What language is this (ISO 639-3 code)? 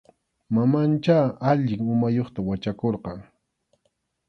qxu